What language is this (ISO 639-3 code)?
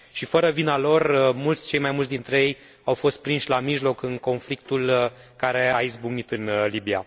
ron